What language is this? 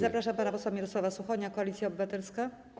Polish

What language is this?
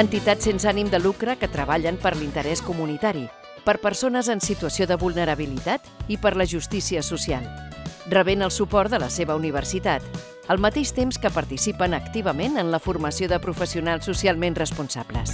Catalan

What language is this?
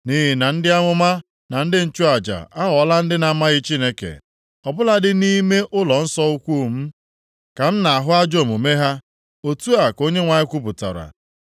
Igbo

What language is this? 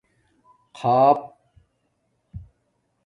Domaaki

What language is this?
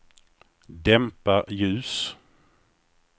Swedish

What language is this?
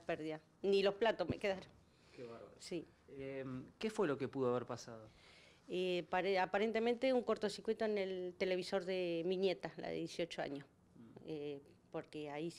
Spanish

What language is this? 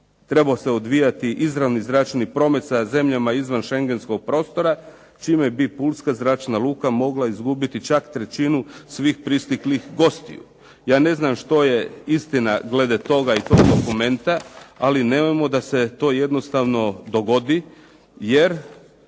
Croatian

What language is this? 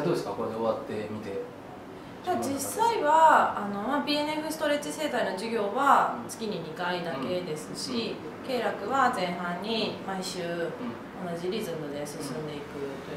Japanese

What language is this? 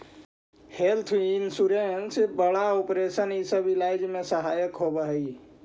Magahi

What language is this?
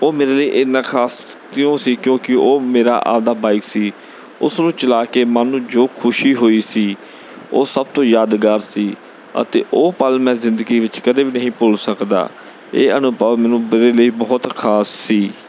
Punjabi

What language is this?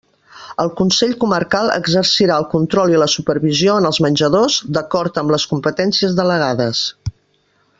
Catalan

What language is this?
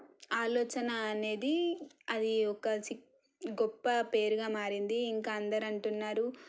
Telugu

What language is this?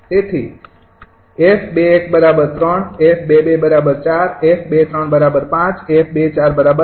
Gujarati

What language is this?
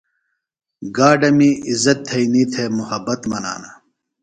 Phalura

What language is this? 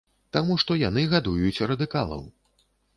Belarusian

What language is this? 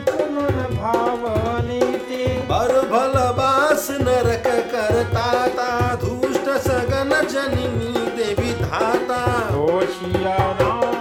Hindi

